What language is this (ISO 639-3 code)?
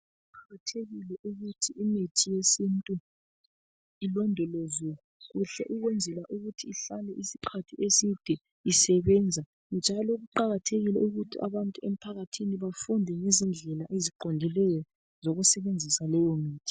nde